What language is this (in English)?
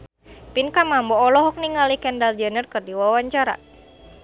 Sundanese